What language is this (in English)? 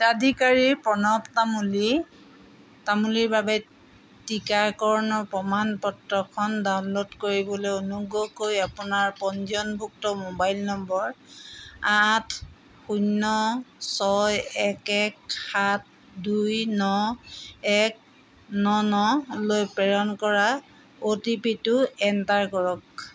Assamese